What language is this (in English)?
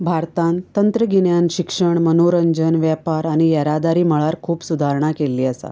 Konkani